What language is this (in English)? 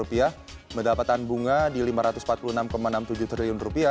Indonesian